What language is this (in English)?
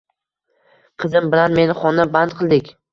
Uzbek